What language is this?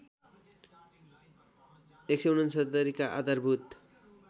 Nepali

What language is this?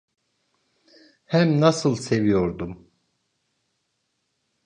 Turkish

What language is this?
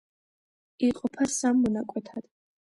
Georgian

